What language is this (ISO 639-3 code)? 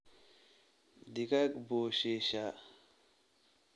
som